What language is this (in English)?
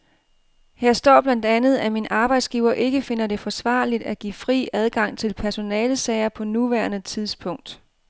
Danish